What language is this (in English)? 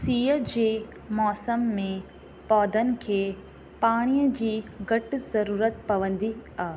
Sindhi